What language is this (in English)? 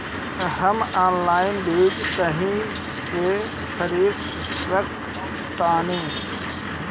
Bhojpuri